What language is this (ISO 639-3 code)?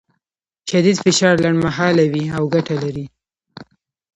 pus